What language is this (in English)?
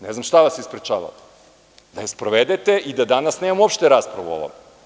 Serbian